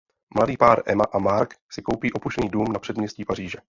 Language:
Czech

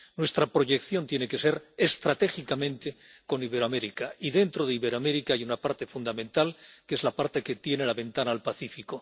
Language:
Spanish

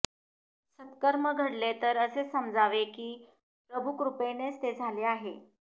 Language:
Marathi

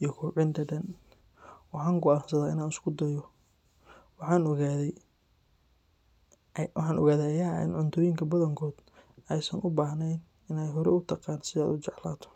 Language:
Somali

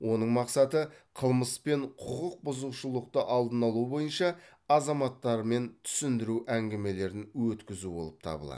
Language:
Kazakh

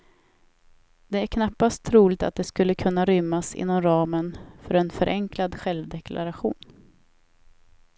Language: Swedish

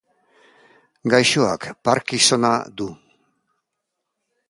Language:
Basque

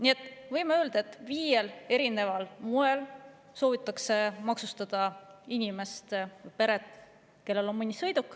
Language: Estonian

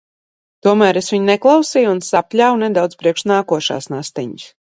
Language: Latvian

